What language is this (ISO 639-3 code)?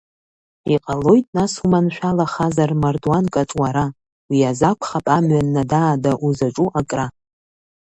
abk